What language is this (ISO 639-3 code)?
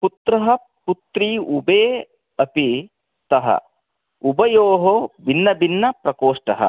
san